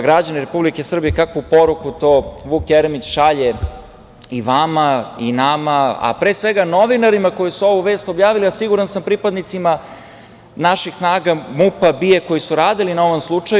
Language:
Serbian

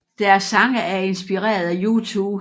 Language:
Danish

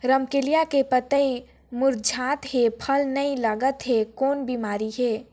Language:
Chhattisgarhi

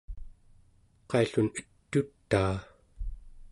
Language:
Central Yupik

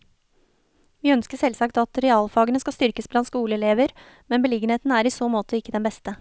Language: Norwegian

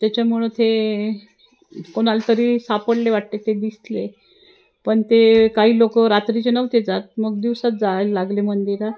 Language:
Marathi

